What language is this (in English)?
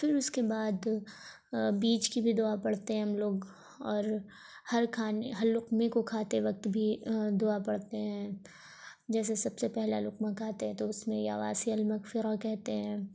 Urdu